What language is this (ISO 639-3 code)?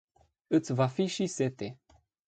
ron